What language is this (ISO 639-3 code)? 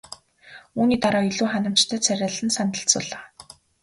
mon